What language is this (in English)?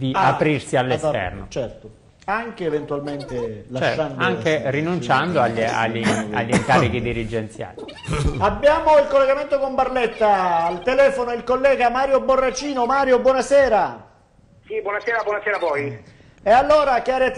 Italian